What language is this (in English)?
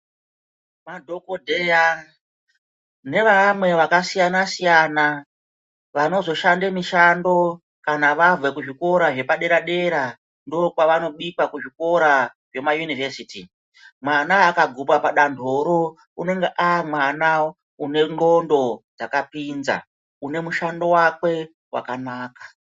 Ndau